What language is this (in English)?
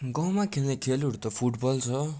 Nepali